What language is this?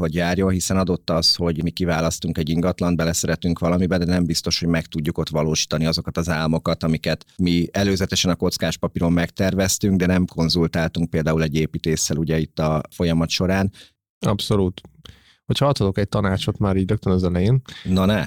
Hungarian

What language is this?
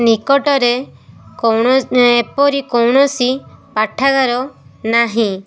Odia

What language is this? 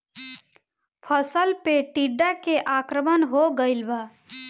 Bhojpuri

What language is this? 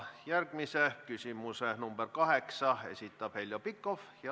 Estonian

